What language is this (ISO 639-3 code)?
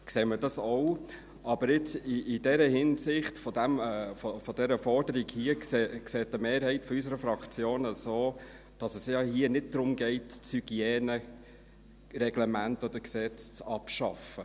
gsw